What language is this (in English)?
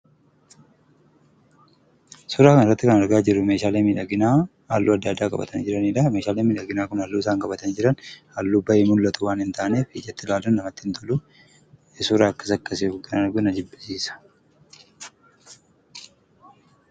Oromo